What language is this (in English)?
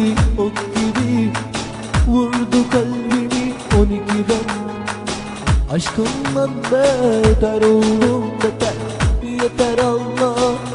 Vietnamese